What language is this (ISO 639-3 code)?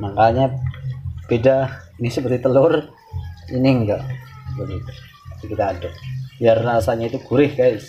ind